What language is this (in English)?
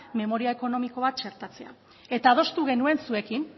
Basque